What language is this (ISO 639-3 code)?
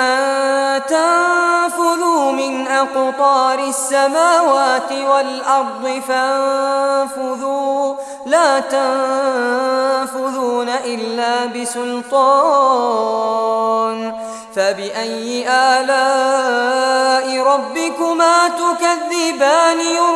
ara